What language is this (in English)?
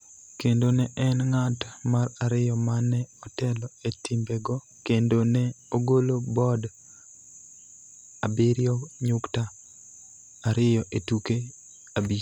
Luo (Kenya and Tanzania)